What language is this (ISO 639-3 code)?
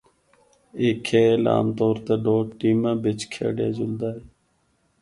hno